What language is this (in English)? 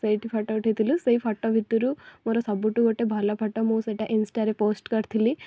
Odia